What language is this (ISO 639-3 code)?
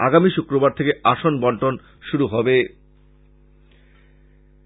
ben